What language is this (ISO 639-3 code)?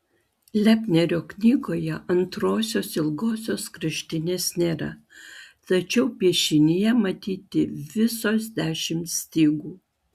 lit